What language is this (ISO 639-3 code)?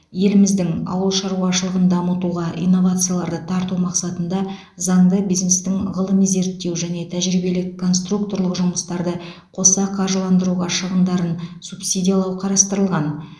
kaz